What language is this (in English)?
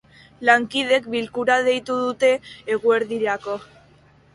Basque